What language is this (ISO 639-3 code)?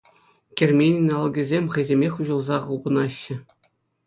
chv